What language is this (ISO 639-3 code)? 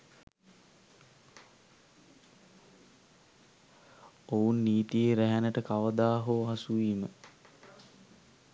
sin